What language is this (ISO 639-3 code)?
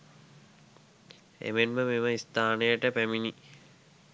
sin